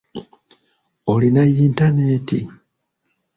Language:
Ganda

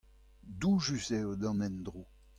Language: Breton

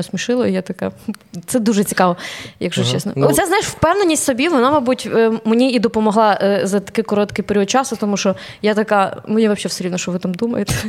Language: Ukrainian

